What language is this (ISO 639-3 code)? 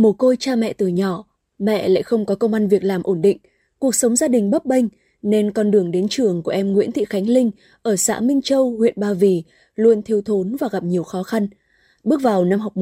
vie